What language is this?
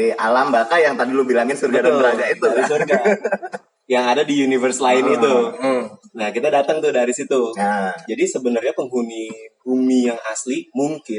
Indonesian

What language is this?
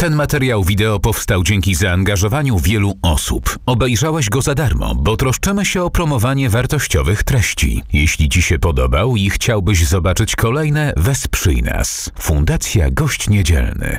Polish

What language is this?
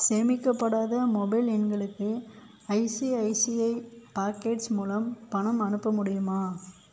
Tamil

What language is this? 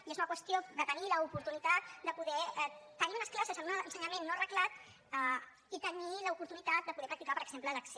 Catalan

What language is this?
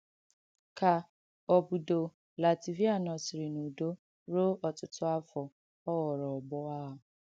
Igbo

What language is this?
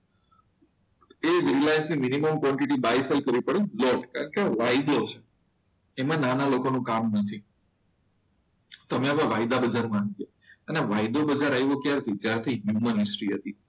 Gujarati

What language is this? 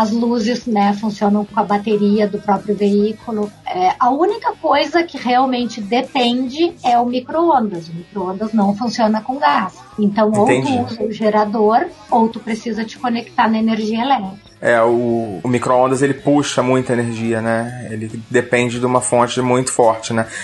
Portuguese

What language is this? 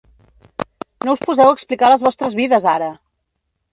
Catalan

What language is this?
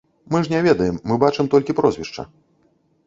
Belarusian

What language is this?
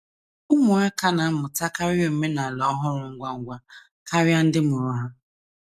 Igbo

